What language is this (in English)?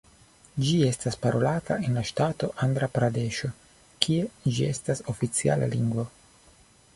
Esperanto